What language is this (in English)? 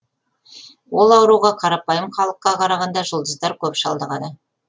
Kazakh